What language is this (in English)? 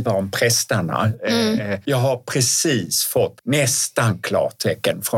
Swedish